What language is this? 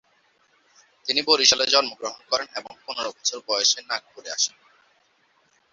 Bangla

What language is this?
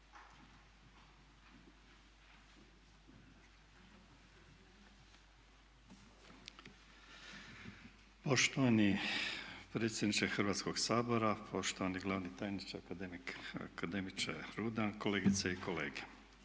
Croatian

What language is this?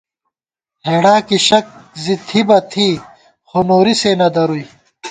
Gawar-Bati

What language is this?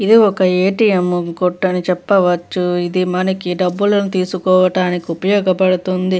Telugu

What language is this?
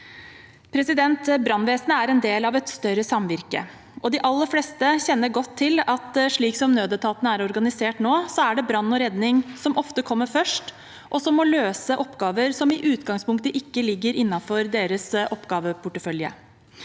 Norwegian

